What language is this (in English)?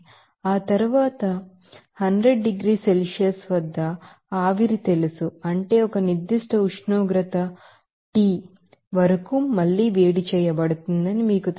Telugu